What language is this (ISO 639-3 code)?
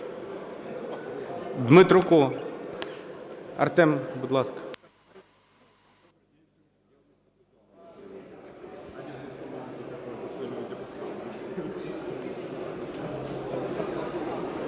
ukr